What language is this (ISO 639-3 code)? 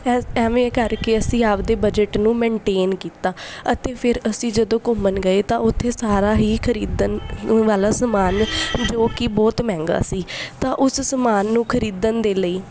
pan